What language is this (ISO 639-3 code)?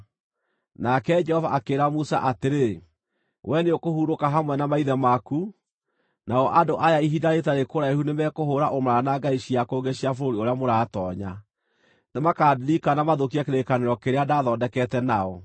kik